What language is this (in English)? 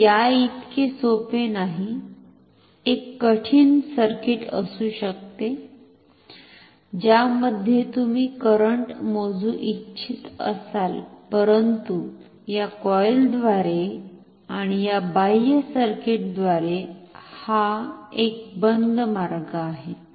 Marathi